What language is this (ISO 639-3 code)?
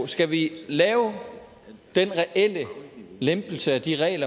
dan